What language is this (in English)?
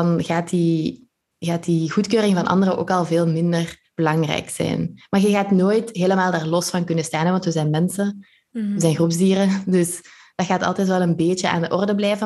Dutch